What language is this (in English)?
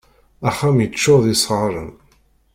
Kabyle